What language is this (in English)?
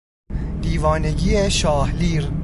Persian